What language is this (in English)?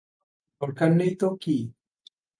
Bangla